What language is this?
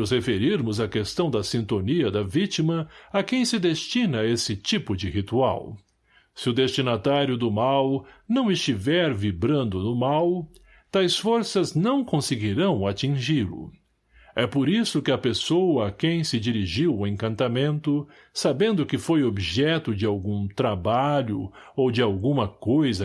Portuguese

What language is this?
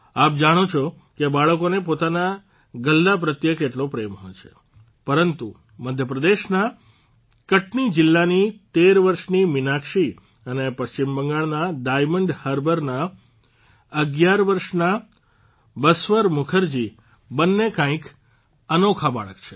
Gujarati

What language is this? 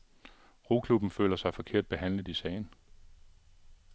Danish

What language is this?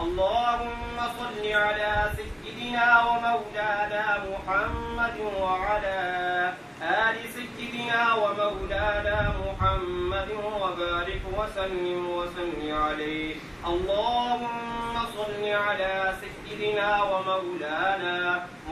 Arabic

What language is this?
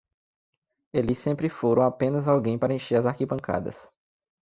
Portuguese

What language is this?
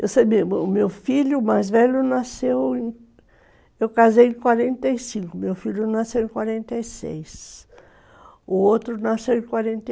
Portuguese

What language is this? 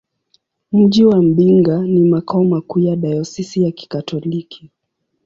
Swahili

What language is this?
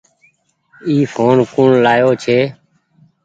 Goaria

